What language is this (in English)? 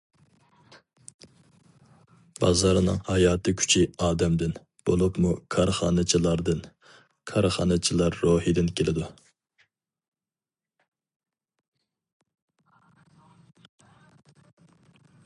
Uyghur